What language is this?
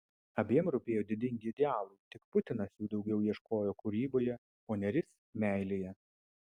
Lithuanian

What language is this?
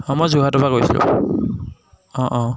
Assamese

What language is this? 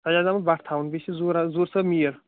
Kashmiri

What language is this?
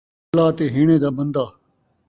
Saraiki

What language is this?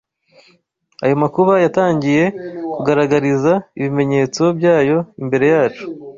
Kinyarwanda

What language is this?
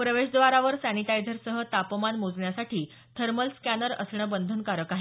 Marathi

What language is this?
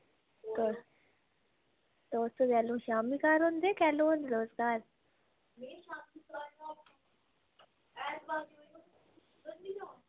Dogri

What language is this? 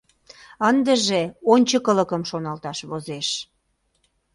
Mari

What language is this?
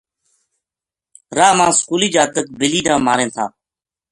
Gujari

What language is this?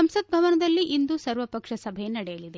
Kannada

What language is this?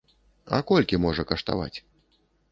Belarusian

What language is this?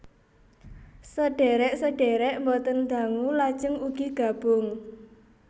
Javanese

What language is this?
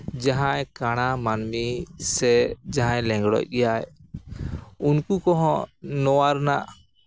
Santali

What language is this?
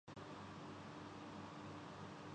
Urdu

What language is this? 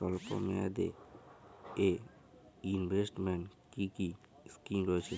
Bangla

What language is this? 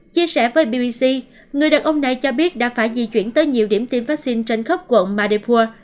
Vietnamese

